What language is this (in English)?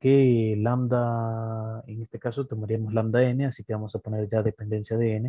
Spanish